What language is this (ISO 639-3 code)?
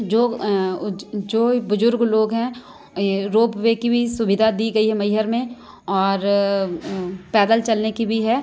hin